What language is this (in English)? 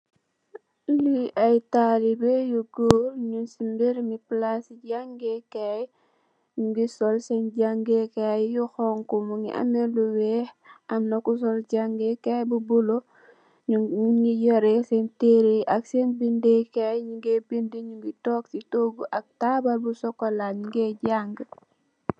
Wolof